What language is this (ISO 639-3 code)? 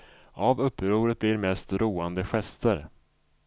swe